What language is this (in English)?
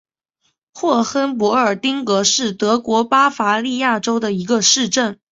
Chinese